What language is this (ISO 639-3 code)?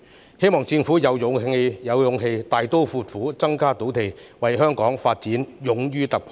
yue